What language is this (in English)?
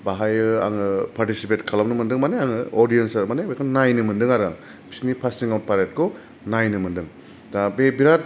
Bodo